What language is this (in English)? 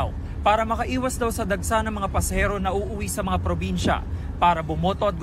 Filipino